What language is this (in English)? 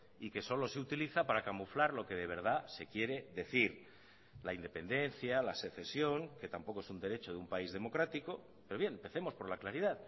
Spanish